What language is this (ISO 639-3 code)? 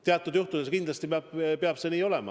est